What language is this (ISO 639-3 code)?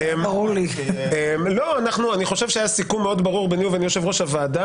heb